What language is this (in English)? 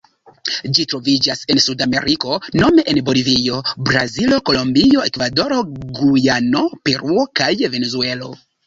Esperanto